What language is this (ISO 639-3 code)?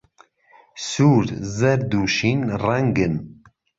ckb